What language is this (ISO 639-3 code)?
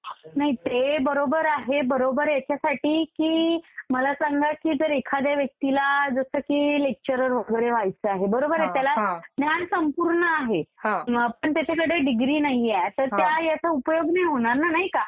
mar